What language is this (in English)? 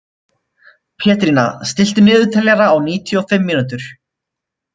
Icelandic